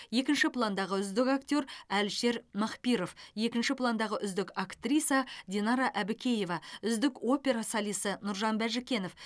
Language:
Kazakh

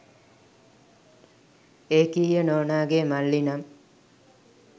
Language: Sinhala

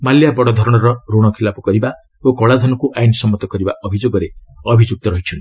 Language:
Odia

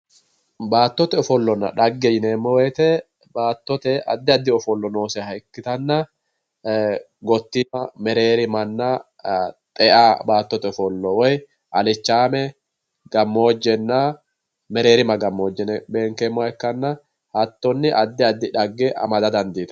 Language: Sidamo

